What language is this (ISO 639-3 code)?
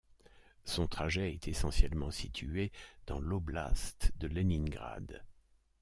fra